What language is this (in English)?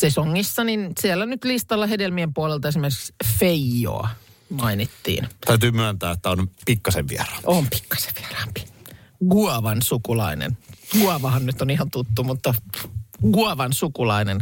Finnish